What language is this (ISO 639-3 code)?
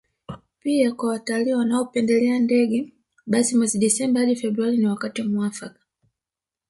swa